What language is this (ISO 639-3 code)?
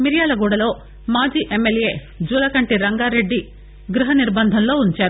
tel